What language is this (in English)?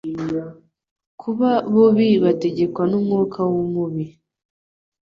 Kinyarwanda